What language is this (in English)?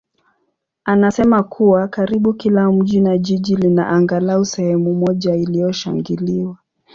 Swahili